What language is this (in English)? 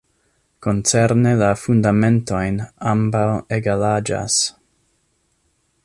Esperanto